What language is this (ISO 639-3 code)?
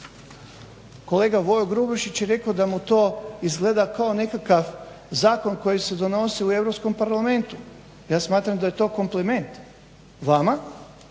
hrv